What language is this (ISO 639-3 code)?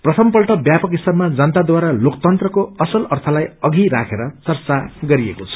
nep